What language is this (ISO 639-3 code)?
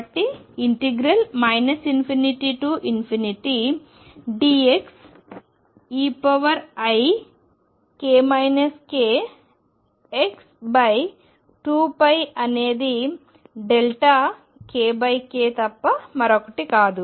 tel